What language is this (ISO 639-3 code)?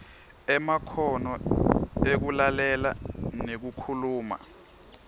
ssw